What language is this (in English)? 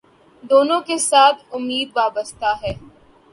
Urdu